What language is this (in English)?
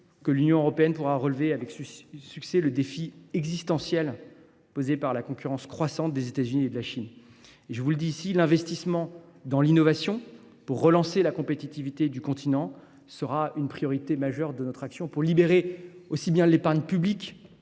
French